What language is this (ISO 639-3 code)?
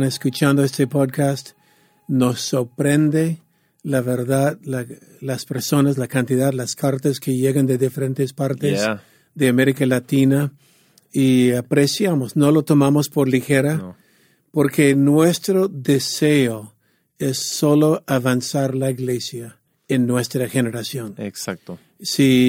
spa